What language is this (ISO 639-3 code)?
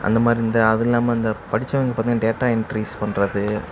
tam